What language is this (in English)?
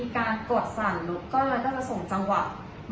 Thai